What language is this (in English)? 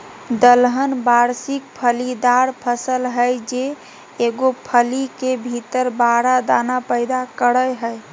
Magahi